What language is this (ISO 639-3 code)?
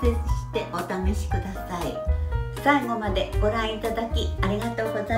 jpn